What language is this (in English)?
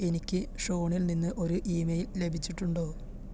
Malayalam